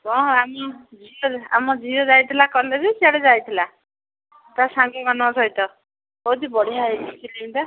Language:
Odia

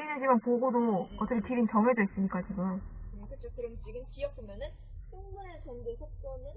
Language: Korean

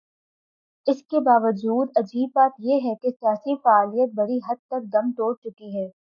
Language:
Urdu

